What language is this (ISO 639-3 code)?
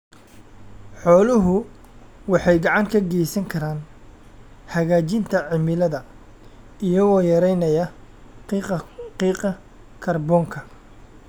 som